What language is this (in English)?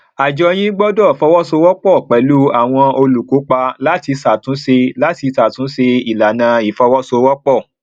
Yoruba